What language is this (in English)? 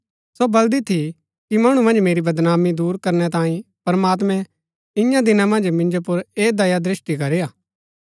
Gaddi